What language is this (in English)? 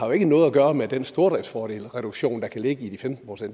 Danish